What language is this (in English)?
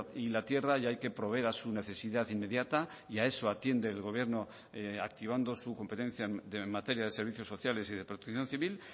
Spanish